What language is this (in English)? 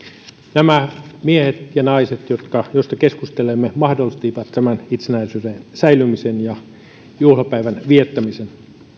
Finnish